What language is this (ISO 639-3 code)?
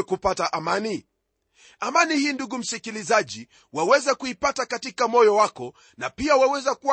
swa